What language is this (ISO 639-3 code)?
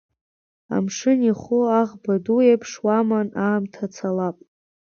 abk